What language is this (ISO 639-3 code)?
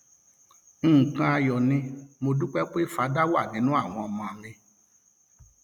yor